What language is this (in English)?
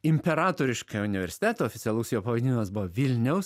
Lithuanian